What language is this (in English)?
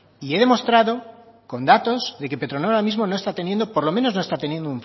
Spanish